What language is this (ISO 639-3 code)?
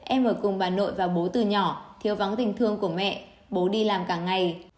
vie